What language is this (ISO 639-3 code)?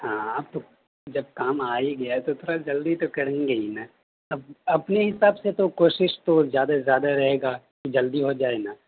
urd